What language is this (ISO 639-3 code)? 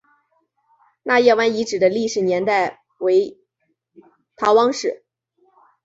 zho